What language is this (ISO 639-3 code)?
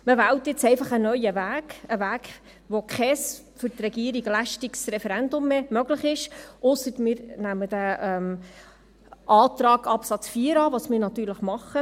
gsw